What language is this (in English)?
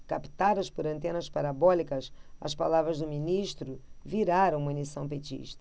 Portuguese